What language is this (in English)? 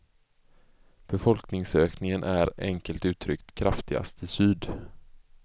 Swedish